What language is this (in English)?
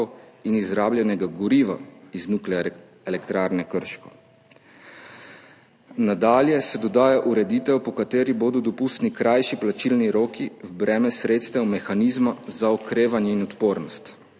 Slovenian